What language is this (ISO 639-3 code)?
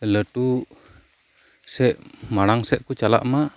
sat